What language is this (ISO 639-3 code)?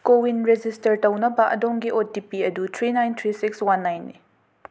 mni